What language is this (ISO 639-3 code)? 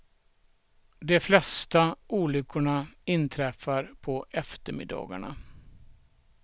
swe